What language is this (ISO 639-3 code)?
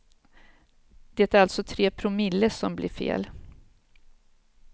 swe